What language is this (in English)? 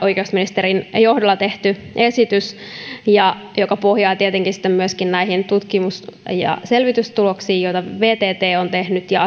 Finnish